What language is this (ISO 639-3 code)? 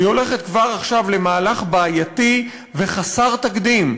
heb